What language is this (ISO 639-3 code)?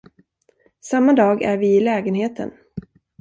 swe